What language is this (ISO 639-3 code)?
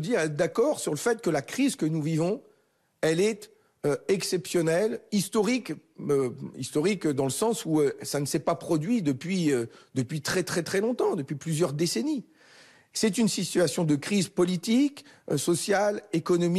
fra